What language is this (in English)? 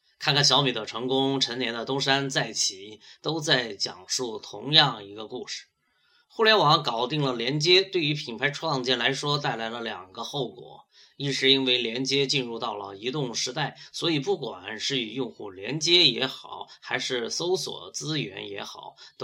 Chinese